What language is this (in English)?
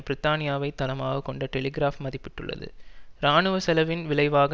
Tamil